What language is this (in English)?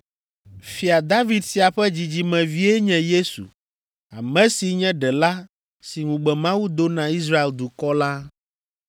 Ewe